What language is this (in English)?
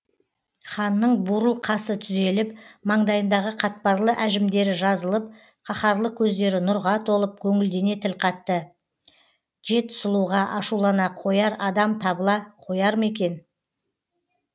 Kazakh